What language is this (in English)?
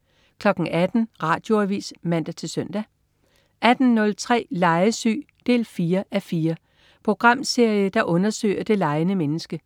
Danish